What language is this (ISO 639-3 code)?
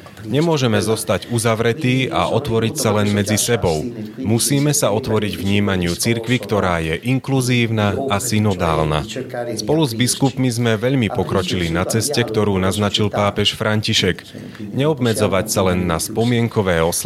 slk